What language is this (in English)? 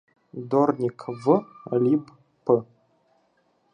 Ukrainian